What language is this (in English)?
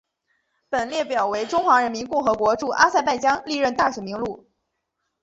Chinese